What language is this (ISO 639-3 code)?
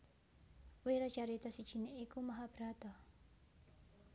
jav